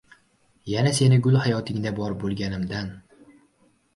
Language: Uzbek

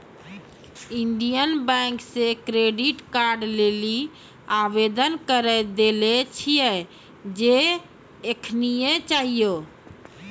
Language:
Maithili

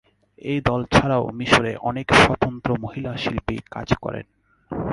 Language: Bangla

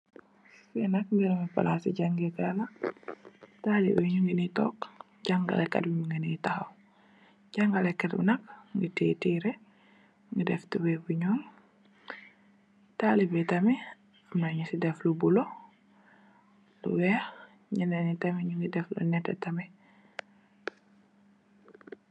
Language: Wolof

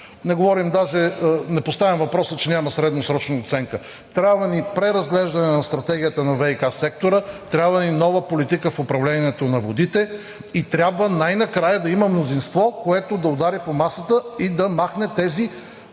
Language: Bulgarian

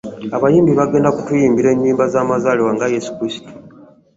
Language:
Ganda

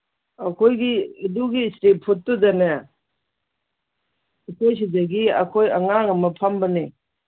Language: Manipuri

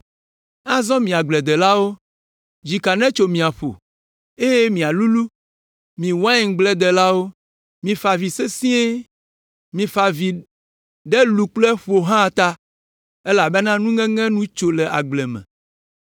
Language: Ewe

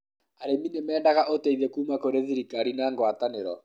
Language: Kikuyu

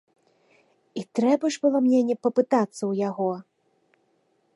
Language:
Belarusian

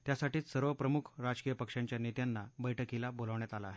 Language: Marathi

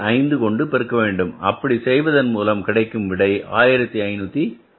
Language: Tamil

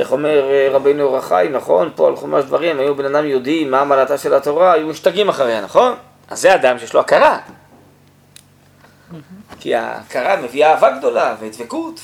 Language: Hebrew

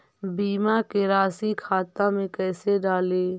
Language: Magahi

